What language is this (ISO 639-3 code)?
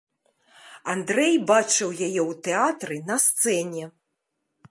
bel